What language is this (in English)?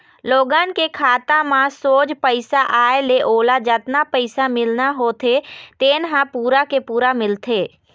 Chhattisgarhi